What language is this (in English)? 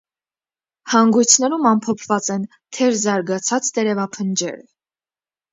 Armenian